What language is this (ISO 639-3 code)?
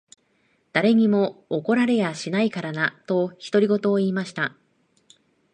jpn